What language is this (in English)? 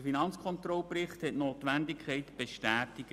Swiss German